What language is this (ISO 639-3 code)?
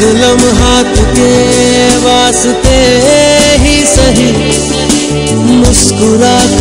hin